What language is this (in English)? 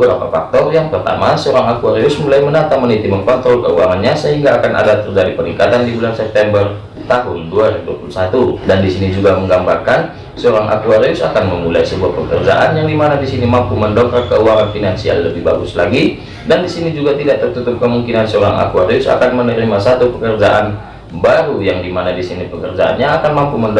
Indonesian